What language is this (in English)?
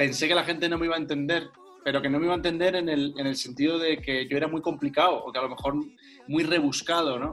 Spanish